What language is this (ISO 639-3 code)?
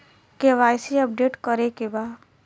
bho